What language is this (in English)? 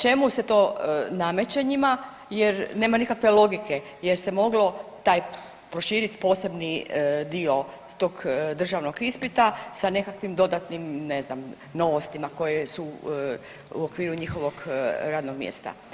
Croatian